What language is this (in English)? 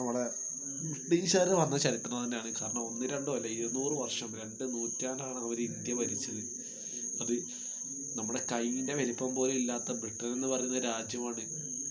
Malayalam